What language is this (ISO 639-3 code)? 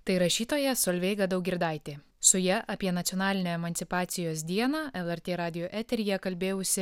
lit